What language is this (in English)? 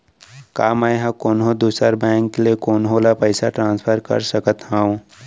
Chhattisgarhi